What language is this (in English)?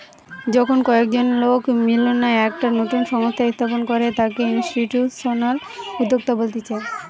Bangla